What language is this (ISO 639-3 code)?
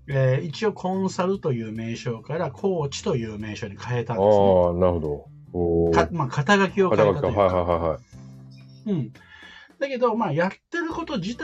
jpn